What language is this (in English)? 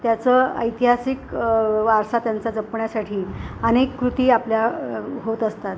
Marathi